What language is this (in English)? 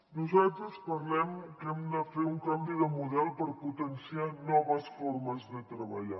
Catalan